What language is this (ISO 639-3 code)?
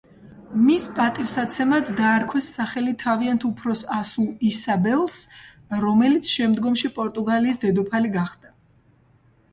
kat